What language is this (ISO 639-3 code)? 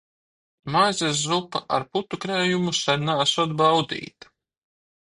lav